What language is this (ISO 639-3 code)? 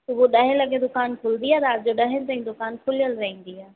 snd